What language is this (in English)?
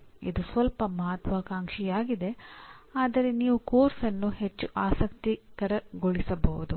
Kannada